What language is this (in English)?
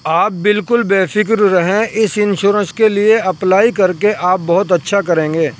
Urdu